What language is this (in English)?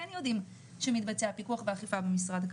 Hebrew